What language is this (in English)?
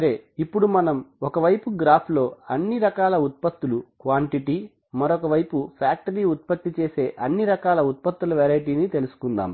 Telugu